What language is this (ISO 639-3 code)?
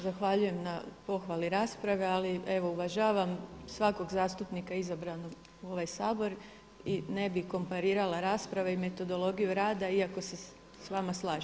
hrv